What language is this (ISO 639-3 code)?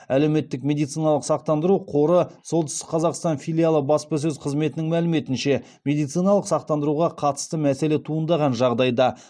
kaz